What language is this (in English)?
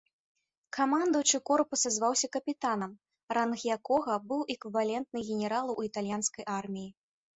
Belarusian